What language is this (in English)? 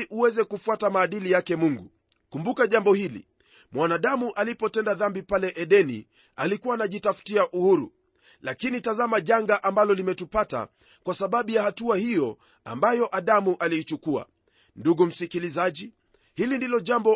Swahili